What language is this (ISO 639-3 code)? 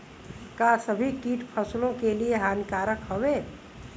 bho